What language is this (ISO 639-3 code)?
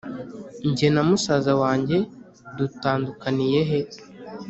kin